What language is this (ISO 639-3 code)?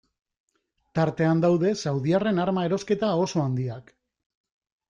eus